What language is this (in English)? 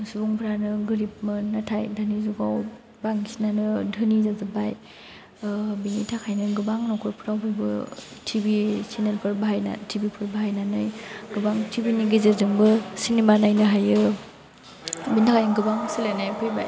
Bodo